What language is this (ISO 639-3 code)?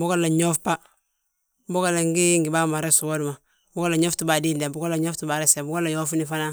bjt